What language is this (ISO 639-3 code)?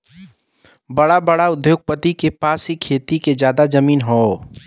bho